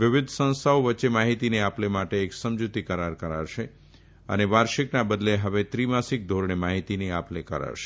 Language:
Gujarati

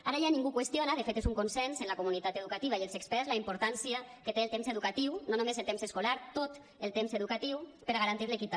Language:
Catalan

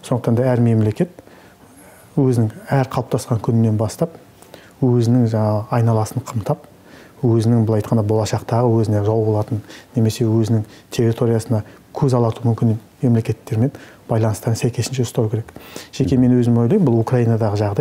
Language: Turkish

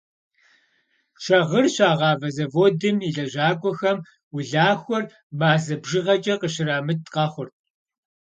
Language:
Kabardian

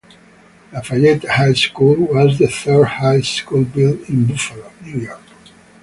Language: English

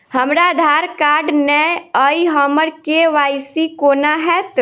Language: Maithili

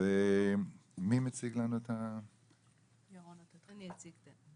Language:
Hebrew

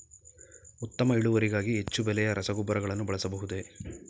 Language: Kannada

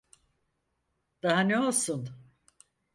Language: Turkish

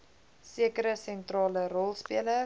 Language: Afrikaans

